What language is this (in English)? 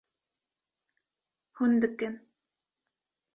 Kurdish